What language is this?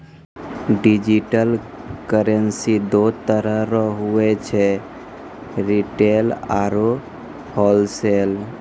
Maithili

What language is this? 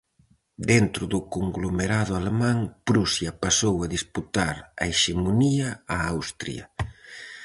Galician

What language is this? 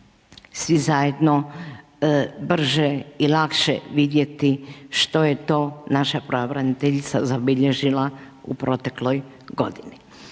Croatian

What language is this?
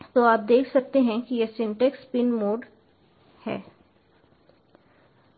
Hindi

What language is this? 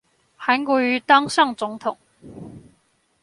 Chinese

